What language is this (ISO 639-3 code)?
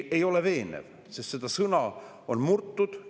est